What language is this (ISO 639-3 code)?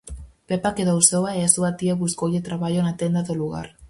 glg